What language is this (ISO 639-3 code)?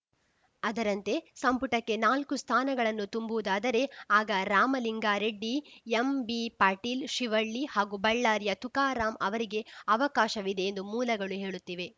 kan